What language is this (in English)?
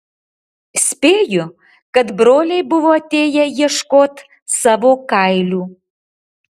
Lithuanian